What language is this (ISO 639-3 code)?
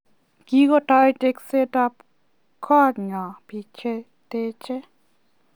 kln